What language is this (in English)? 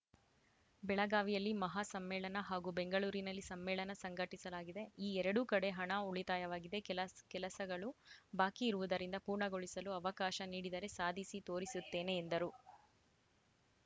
Kannada